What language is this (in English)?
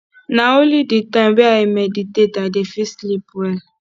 Nigerian Pidgin